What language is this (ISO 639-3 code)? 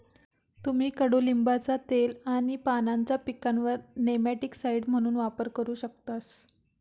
mar